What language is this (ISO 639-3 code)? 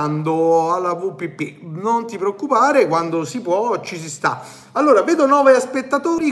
ita